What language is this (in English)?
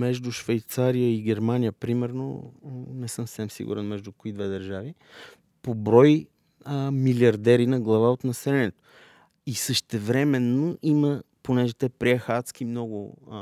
Bulgarian